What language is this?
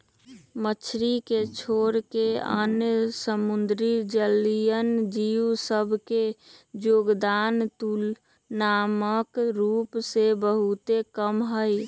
Magahi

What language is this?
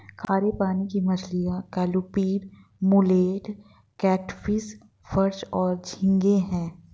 Hindi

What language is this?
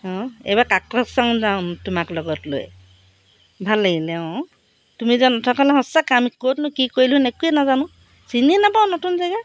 Assamese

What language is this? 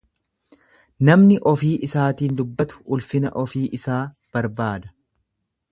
Oromo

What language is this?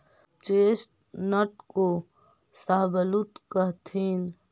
Magahi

